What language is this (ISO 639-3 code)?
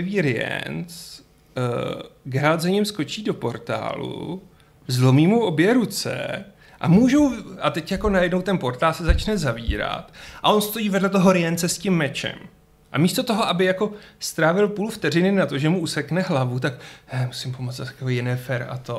ces